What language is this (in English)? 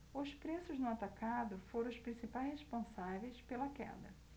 Portuguese